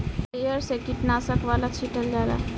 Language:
Bhojpuri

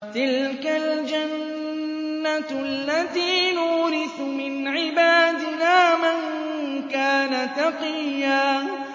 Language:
Arabic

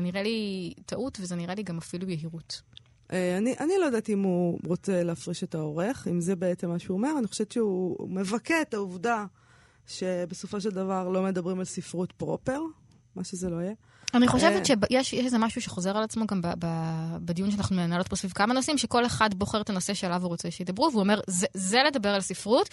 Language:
Hebrew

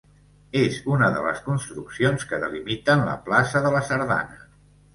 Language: Catalan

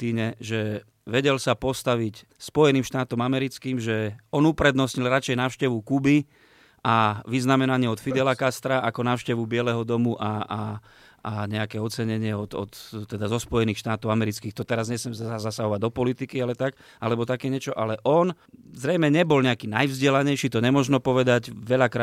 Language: Slovak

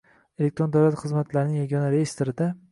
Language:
Uzbek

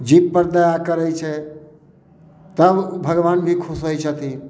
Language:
Maithili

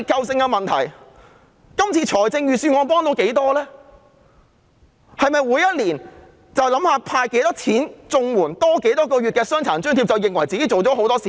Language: Cantonese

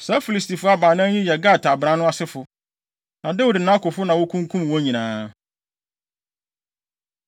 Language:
Akan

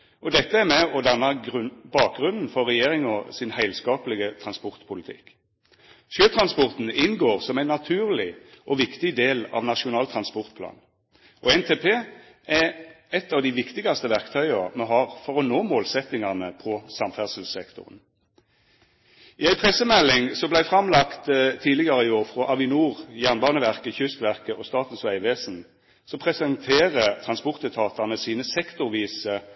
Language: Norwegian Nynorsk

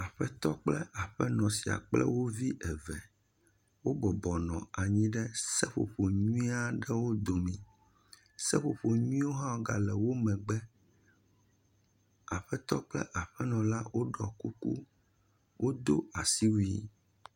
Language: Ewe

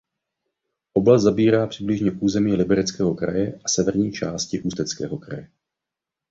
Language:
Czech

